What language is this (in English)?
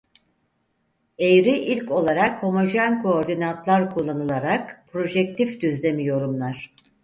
Turkish